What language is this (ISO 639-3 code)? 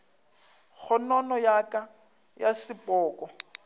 nso